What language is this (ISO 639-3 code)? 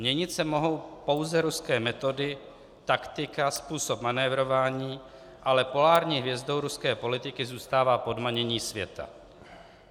ces